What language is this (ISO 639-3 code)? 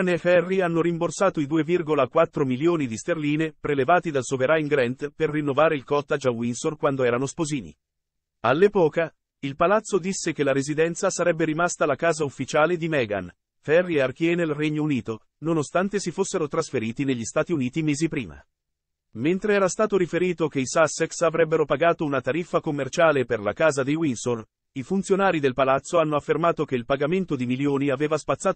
ita